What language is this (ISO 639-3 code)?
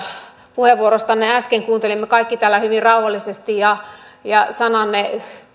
fin